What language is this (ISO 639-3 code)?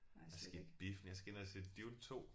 dan